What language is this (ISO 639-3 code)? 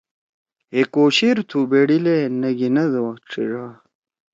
trw